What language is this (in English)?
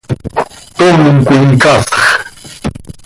Seri